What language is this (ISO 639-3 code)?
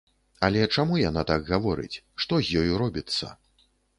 bel